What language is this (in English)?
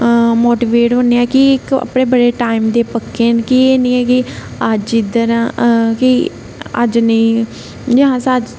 Dogri